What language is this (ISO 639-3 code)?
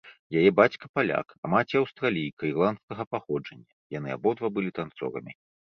bel